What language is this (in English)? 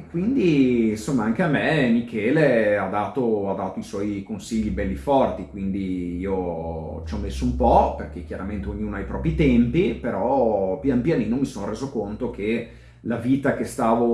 Italian